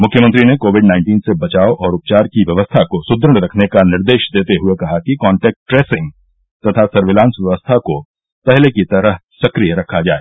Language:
Hindi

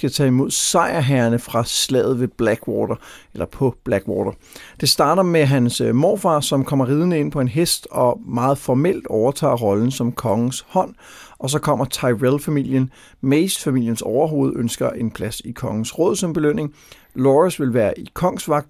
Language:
Danish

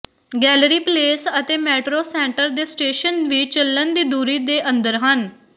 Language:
Punjabi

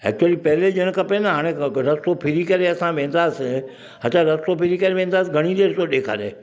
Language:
Sindhi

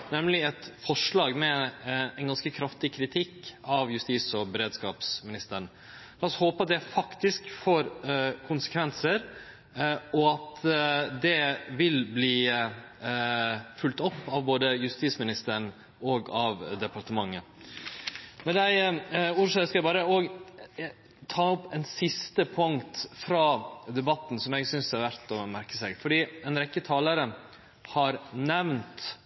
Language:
Norwegian Nynorsk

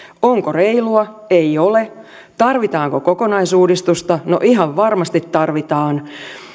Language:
Finnish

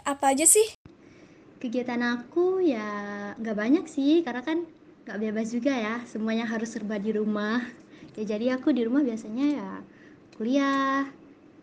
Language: Indonesian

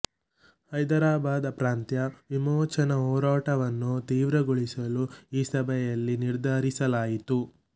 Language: Kannada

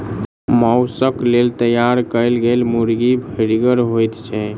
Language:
Maithili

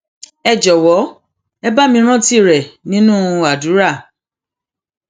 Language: Yoruba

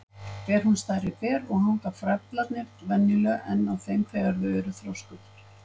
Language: Icelandic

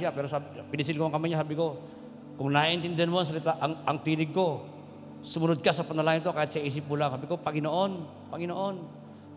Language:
Filipino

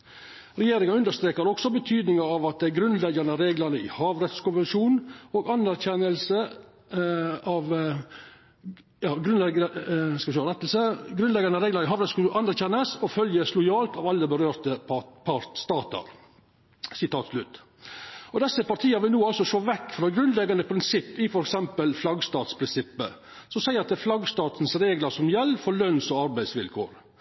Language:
Norwegian Nynorsk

